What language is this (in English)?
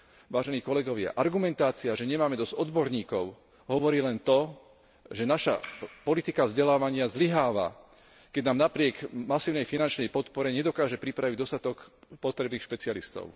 Slovak